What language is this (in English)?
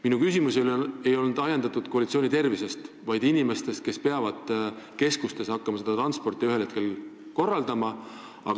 Estonian